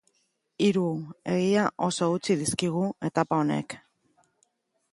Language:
Basque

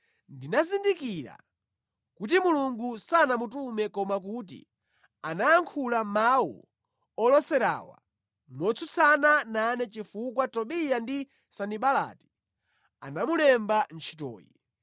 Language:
Nyanja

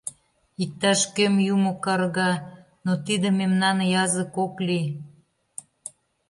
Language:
Mari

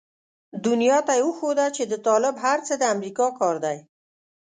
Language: Pashto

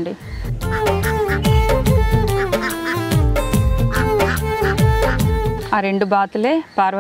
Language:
Arabic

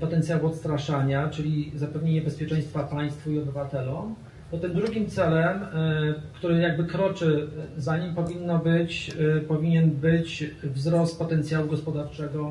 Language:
Polish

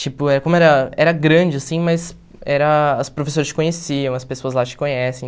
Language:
Portuguese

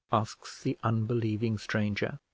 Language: English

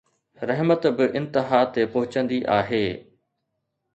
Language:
Sindhi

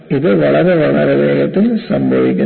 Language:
Malayalam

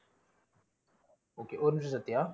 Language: Tamil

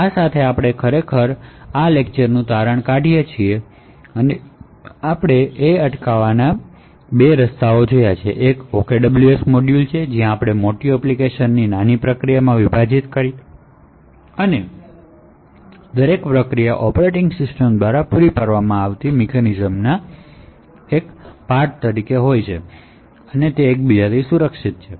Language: Gujarati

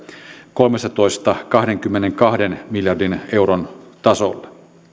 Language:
Finnish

